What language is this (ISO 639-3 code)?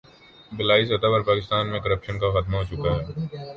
urd